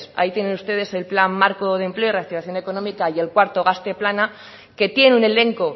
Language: Spanish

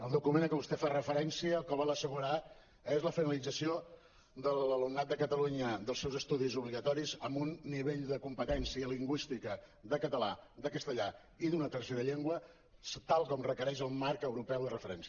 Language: Catalan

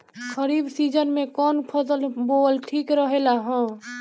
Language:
Bhojpuri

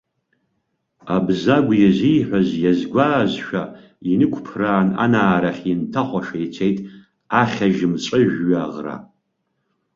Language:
Abkhazian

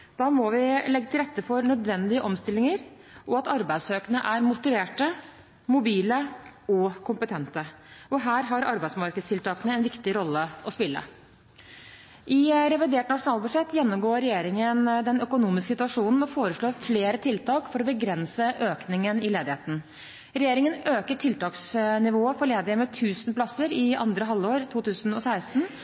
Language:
Norwegian Bokmål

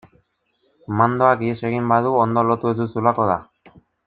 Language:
Basque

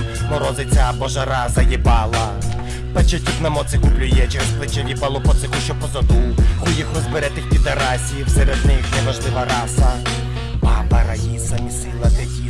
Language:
Ukrainian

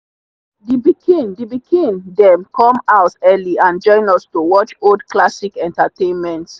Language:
Nigerian Pidgin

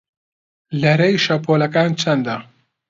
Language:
Central Kurdish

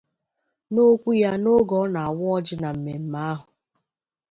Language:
Igbo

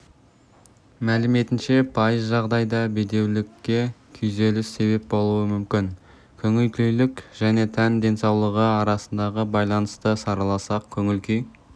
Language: Kazakh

